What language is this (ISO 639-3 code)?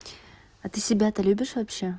rus